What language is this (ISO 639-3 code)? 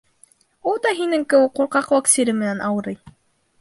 bak